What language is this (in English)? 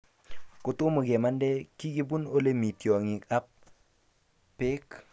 Kalenjin